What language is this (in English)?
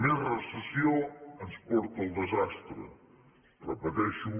Catalan